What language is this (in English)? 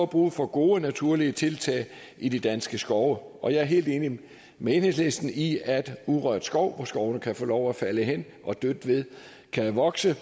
Danish